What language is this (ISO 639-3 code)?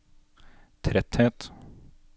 nor